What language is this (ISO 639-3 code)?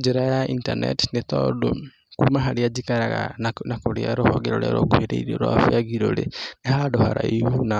kik